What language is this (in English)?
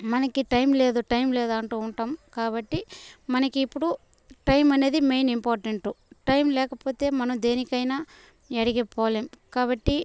Telugu